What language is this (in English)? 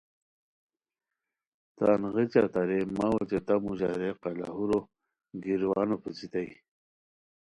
Khowar